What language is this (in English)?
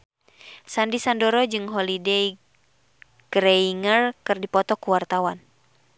Sundanese